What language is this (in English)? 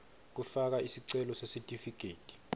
Swati